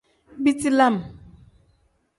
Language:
Tem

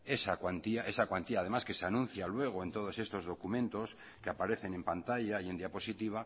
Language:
Spanish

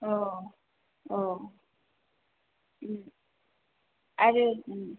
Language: Bodo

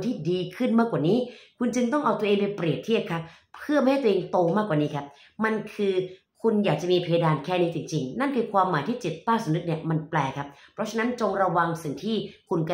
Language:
Thai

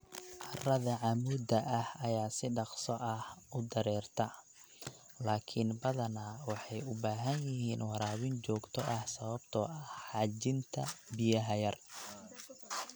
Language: Somali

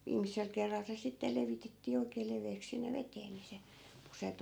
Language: Finnish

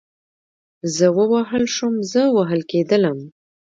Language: Pashto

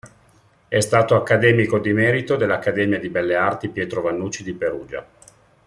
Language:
Italian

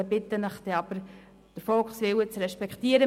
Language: Swiss German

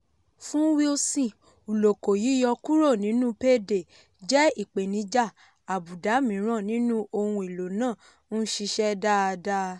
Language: Yoruba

